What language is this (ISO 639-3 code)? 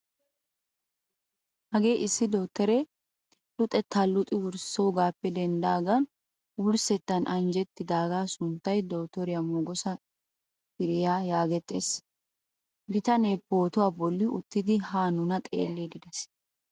wal